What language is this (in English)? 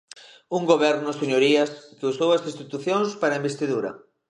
Galician